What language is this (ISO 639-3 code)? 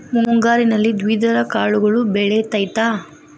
kan